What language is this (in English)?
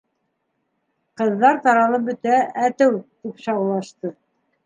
Bashkir